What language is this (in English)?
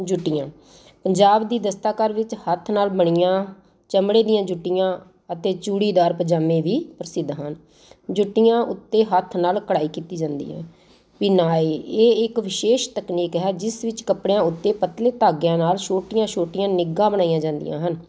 Punjabi